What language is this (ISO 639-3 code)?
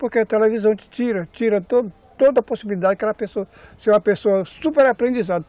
por